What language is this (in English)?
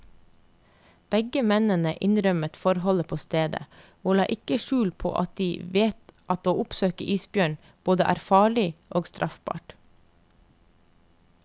Norwegian